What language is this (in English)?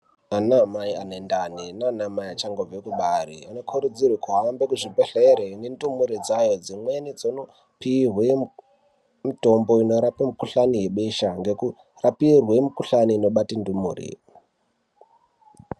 Ndau